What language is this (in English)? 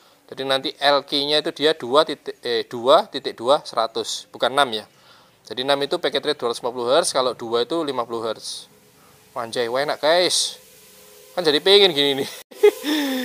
Indonesian